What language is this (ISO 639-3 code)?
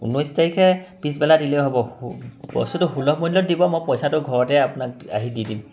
asm